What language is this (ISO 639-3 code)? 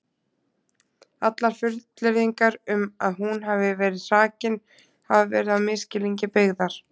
isl